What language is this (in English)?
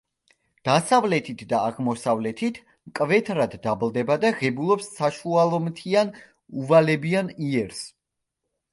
Georgian